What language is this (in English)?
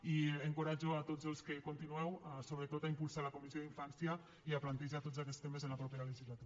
Catalan